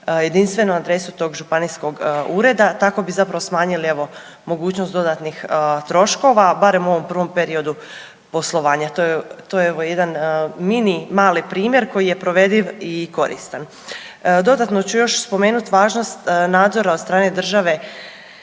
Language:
Croatian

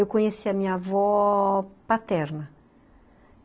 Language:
Portuguese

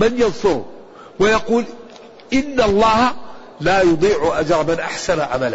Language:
Arabic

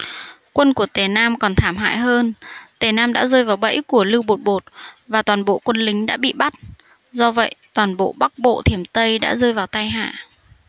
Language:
Vietnamese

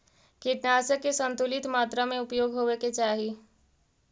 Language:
Magahi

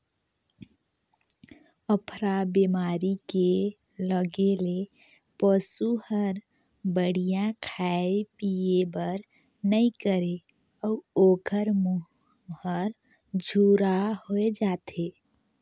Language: Chhattisgarhi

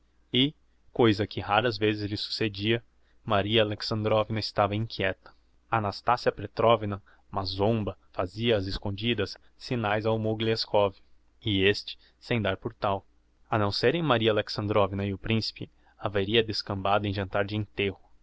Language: Portuguese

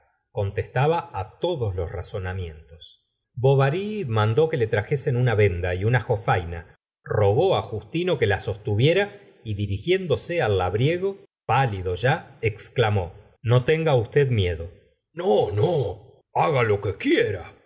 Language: Spanish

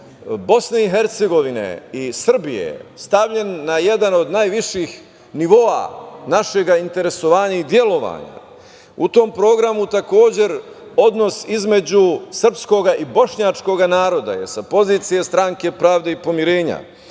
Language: Serbian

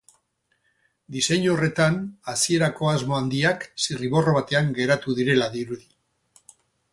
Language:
Basque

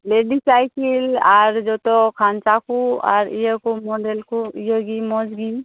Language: Santali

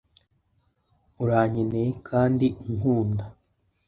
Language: Kinyarwanda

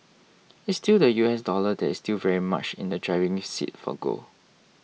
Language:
English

